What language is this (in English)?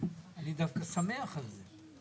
Hebrew